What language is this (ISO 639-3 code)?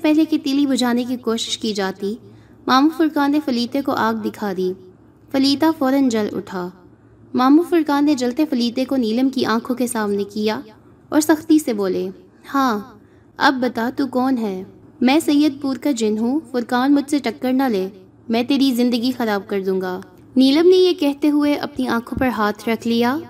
urd